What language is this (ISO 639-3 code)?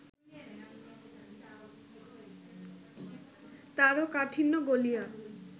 ben